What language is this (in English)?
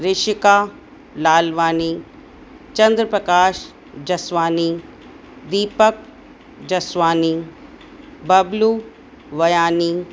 Sindhi